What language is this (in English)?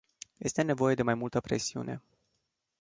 Romanian